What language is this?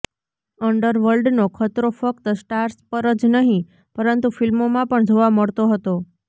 Gujarati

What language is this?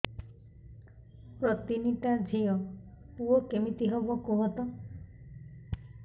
Odia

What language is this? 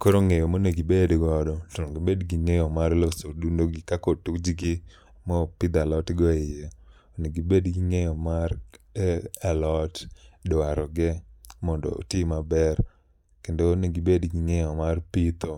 Luo (Kenya and Tanzania)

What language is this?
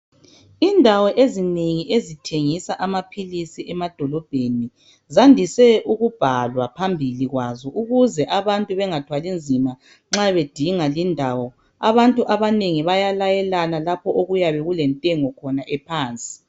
North Ndebele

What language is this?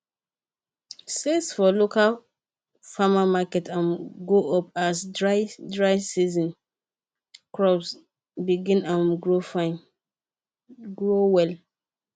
Nigerian Pidgin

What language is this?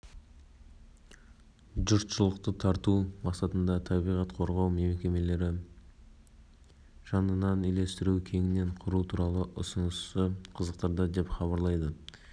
Kazakh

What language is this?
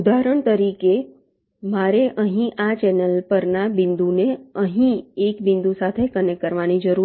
Gujarati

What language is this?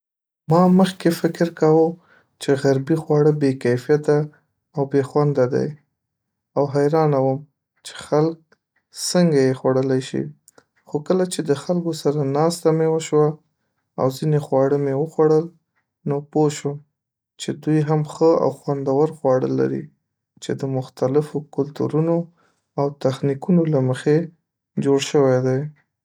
Pashto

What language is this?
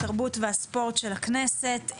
Hebrew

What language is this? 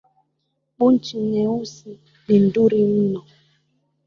Swahili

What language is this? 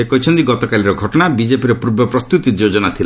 Odia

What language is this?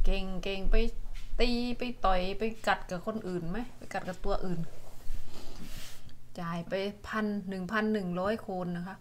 Thai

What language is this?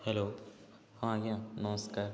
Odia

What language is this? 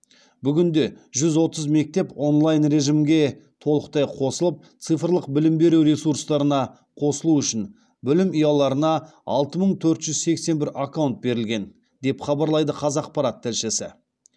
Kazakh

